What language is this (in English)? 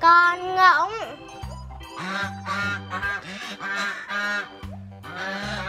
Vietnamese